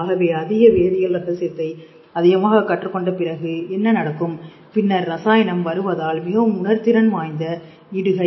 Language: Tamil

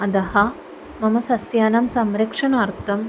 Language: Sanskrit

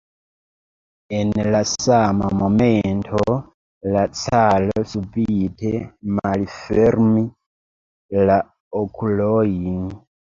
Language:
Esperanto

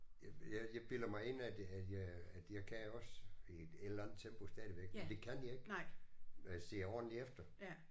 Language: Danish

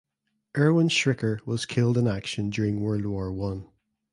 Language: English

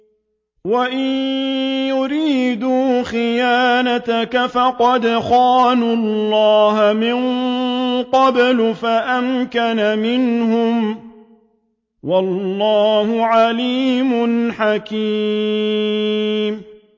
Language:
Arabic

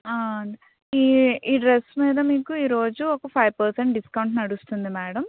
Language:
Telugu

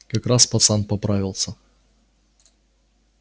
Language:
Russian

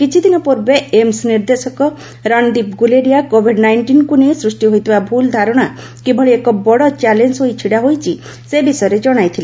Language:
Odia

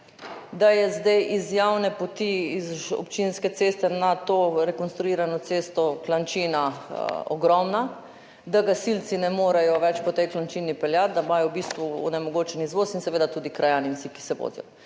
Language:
Slovenian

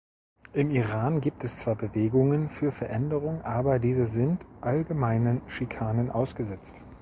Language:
German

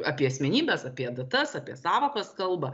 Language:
Lithuanian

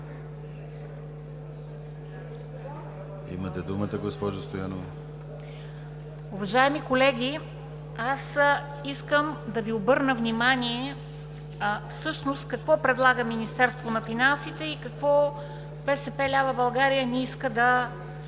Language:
Bulgarian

